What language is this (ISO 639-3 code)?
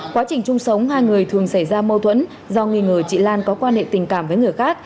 vie